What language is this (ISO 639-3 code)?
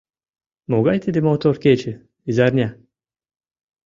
chm